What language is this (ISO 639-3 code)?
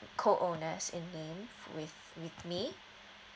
eng